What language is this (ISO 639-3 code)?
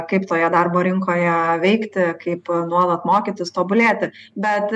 lit